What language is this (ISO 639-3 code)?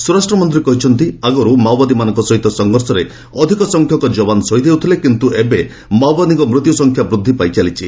ori